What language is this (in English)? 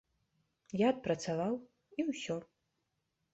Belarusian